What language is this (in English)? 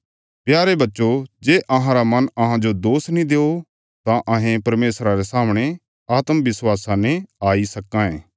Bilaspuri